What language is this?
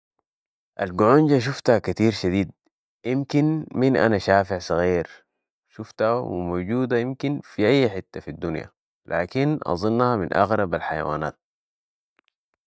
Sudanese Arabic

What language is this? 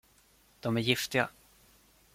Swedish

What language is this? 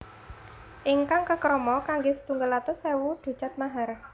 Javanese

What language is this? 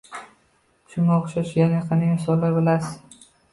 Uzbek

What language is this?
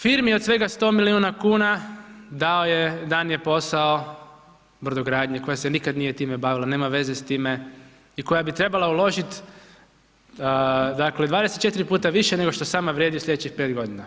Croatian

